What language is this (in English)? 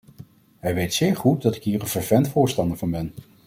Dutch